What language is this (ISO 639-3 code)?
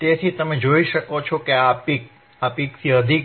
guj